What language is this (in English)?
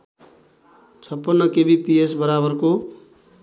Nepali